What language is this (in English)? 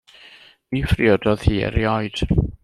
Welsh